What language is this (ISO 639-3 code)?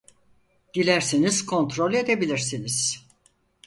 tur